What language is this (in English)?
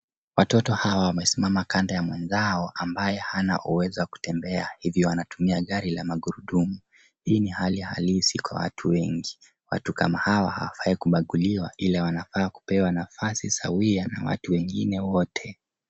Swahili